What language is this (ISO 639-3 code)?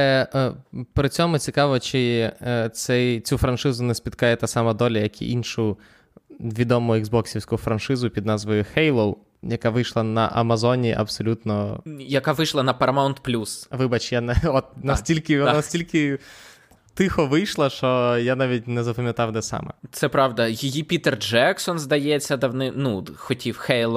ukr